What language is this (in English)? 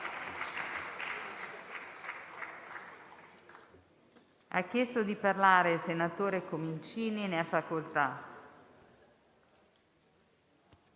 Italian